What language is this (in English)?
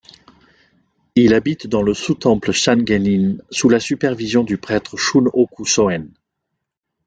French